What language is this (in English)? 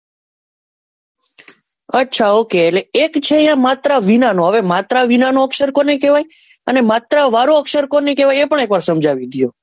Gujarati